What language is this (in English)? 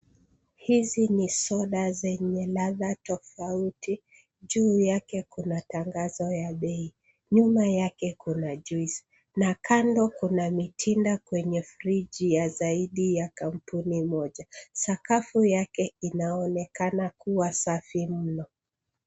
Swahili